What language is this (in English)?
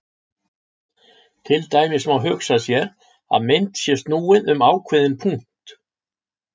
Icelandic